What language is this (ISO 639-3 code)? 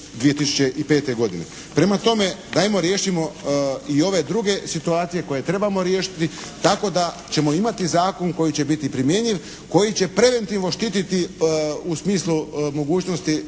hrv